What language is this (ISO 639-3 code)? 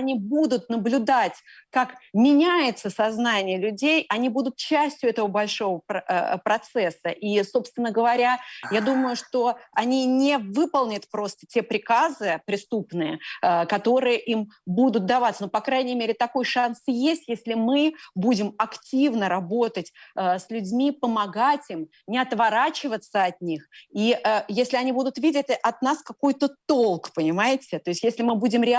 rus